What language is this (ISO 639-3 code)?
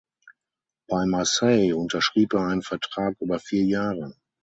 deu